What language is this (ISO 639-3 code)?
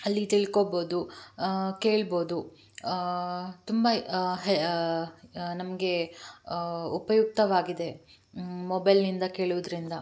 kan